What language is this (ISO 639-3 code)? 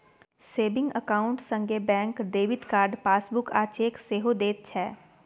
mai